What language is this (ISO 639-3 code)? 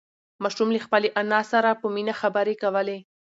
pus